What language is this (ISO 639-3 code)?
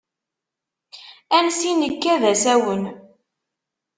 kab